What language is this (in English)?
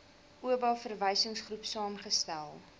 Afrikaans